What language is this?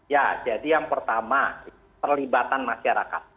Indonesian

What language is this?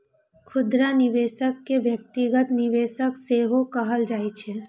Maithili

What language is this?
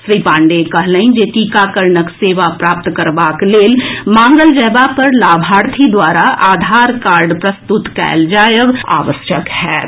Maithili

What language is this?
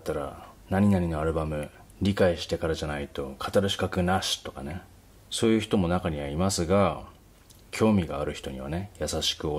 Japanese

